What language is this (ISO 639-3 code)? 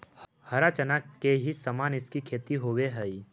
mag